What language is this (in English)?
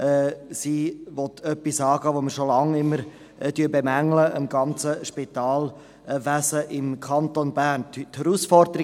Swiss German